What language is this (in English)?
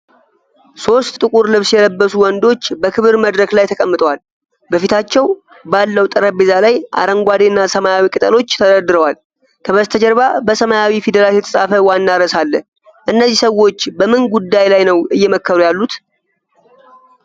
Amharic